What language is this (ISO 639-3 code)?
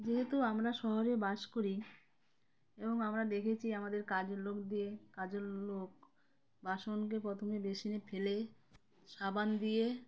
ben